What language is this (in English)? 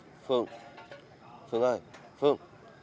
Vietnamese